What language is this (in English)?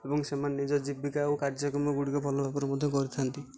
Odia